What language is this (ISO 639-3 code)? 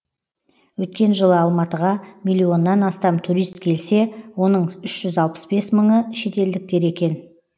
kaz